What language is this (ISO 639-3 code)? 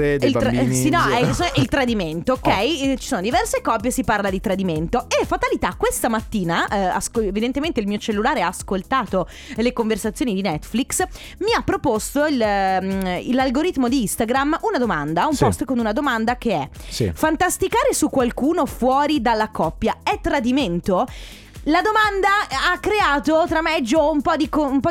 ita